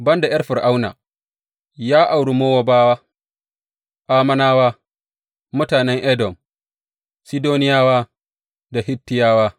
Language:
Hausa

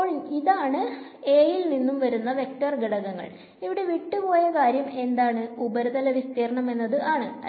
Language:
Malayalam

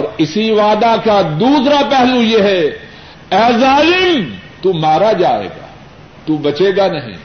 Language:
Urdu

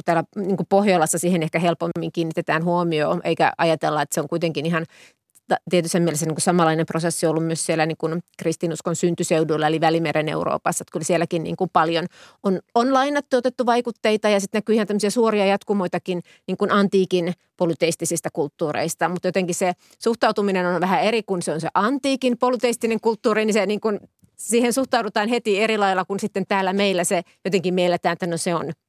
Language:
Finnish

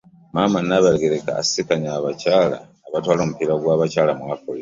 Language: Ganda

